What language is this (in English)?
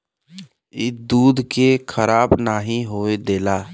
Bhojpuri